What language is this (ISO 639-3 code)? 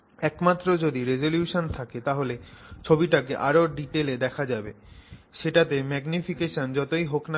ben